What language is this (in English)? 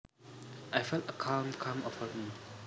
Javanese